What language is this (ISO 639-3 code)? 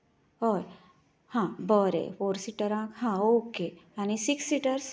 kok